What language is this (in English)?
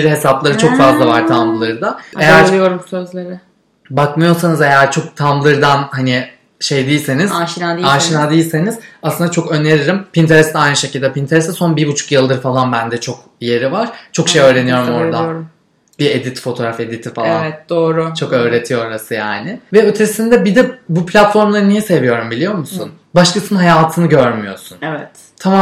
Turkish